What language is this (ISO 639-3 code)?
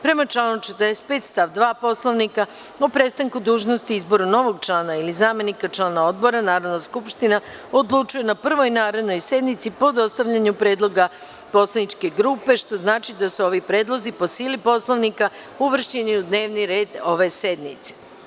srp